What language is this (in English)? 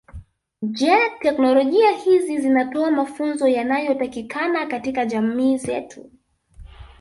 Swahili